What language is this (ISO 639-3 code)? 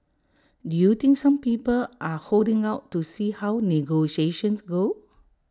eng